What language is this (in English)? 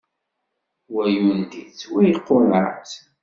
Kabyle